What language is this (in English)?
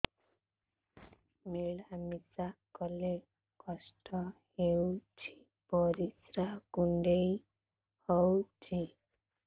Odia